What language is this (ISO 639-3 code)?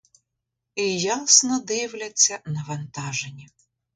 ukr